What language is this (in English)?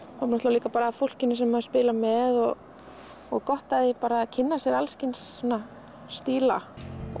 Icelandic